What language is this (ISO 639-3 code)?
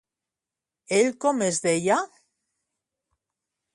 cat